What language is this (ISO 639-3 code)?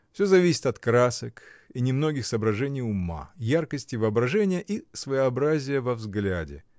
rus